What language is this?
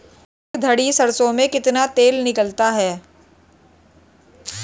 Hindi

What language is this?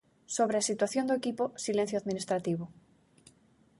Galician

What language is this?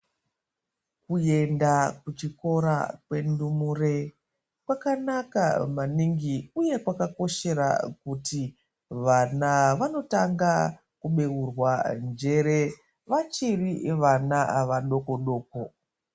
Ndau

